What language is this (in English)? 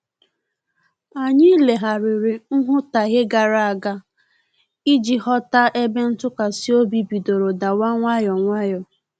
Igbo